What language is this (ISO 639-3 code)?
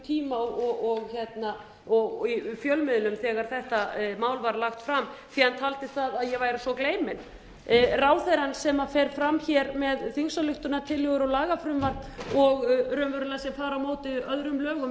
isl